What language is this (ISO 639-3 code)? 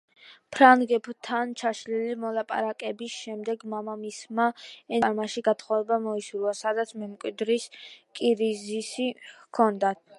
kat